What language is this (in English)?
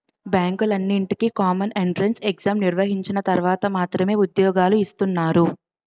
Telugu